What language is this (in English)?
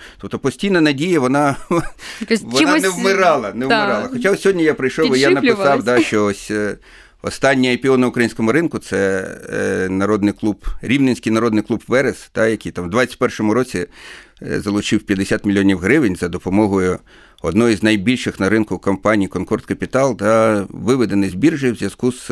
Ukrainian